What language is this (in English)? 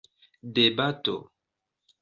Esperanto